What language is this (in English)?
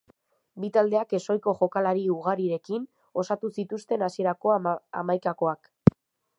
Basque